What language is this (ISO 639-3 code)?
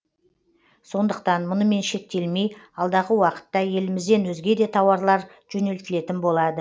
kaz